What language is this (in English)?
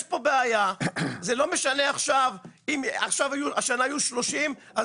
Hebrew